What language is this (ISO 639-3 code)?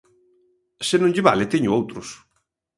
glg